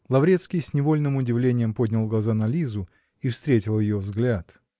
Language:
Russian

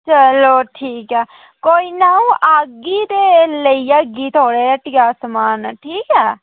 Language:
Dogri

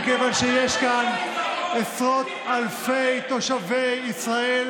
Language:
Hebrew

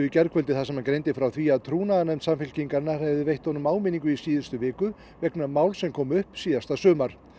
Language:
Icelandic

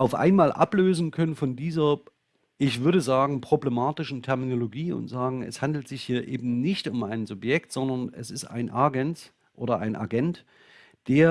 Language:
German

